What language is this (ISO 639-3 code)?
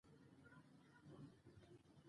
pus